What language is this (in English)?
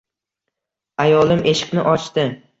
Uzbek